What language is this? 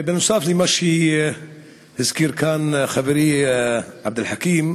Hebrew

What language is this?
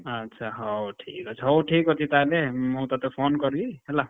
Odia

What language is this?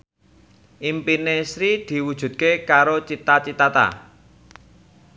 Javanese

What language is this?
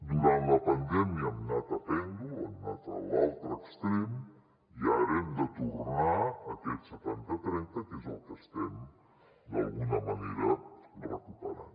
Catalan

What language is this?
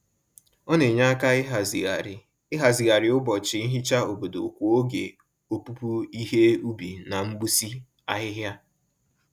Igbo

